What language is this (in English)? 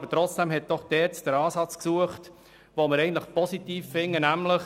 Swiss German